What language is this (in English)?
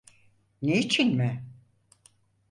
Turkish